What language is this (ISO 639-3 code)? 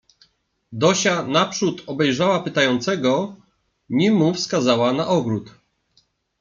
pol